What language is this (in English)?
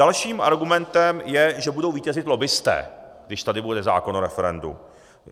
Czech